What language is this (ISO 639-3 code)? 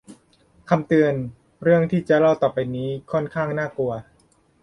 tha